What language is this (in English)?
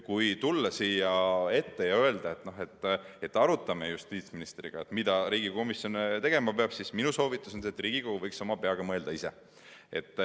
Estonian